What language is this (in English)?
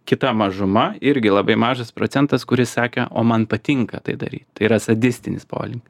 Lithuanian